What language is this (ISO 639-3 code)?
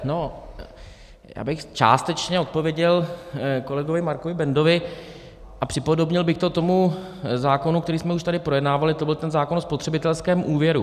ces